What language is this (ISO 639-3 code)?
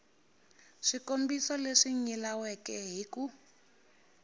tso